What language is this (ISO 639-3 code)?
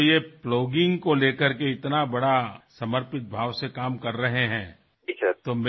asm